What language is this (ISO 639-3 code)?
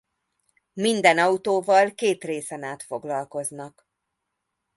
hun